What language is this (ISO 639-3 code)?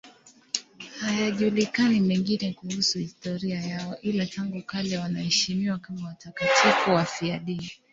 swa